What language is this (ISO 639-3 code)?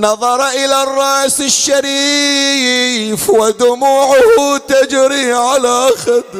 ara